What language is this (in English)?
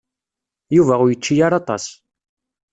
Kabyle